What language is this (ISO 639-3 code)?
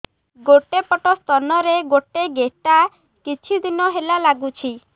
ori